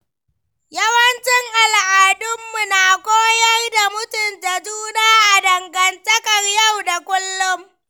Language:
Hausa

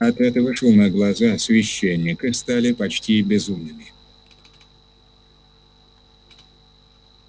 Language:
Russian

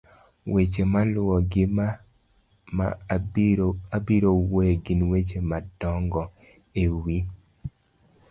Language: Luo (Kenya and Tanzania)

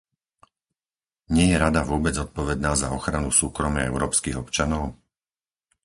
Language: Slovak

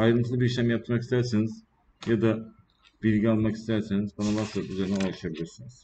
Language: Turkish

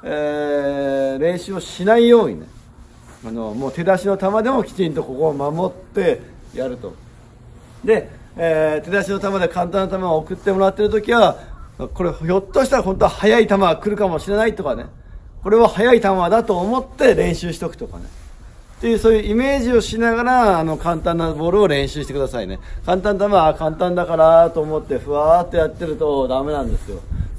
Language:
Japanese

